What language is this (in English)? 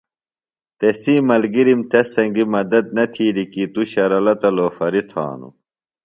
Phalura